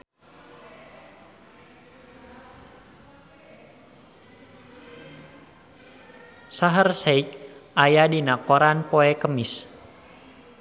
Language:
Sundanese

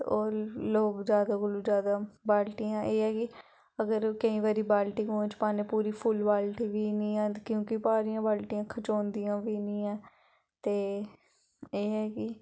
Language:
Dogri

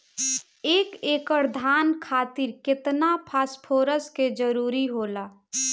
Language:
Bhojpuri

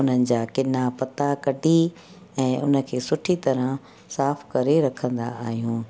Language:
Sindhi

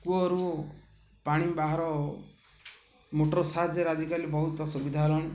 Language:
Odia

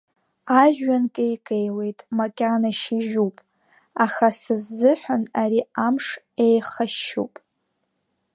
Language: Abkhazian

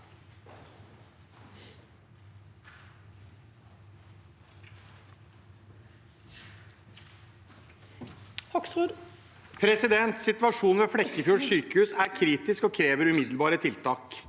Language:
Norwegian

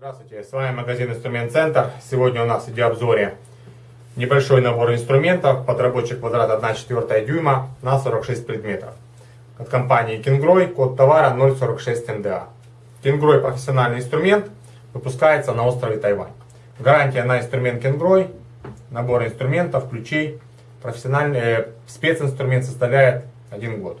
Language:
Russian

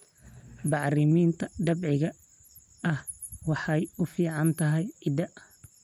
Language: Somali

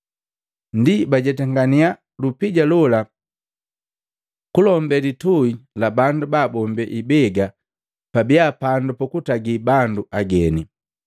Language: Matengo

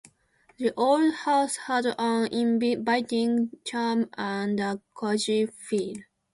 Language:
Japanese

